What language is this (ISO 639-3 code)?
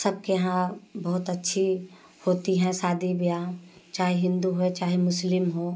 hin